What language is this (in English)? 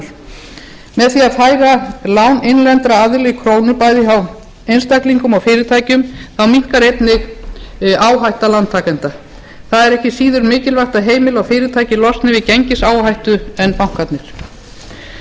Icelandic